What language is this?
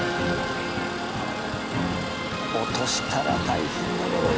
Japanese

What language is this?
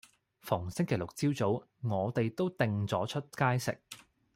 Cantonese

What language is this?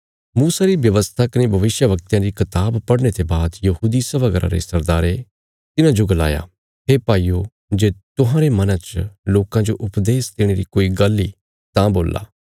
Bilaspuri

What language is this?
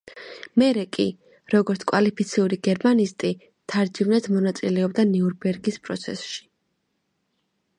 Georgian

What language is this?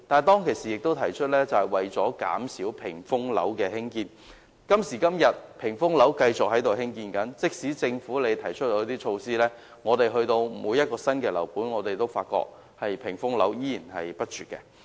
Cantonese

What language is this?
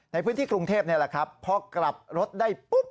Thai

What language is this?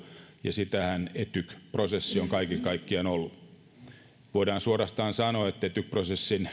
Finnish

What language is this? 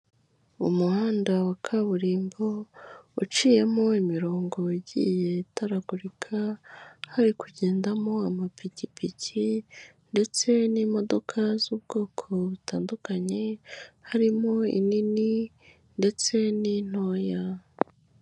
Kinyarwanda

